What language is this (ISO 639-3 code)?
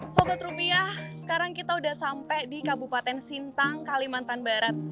ind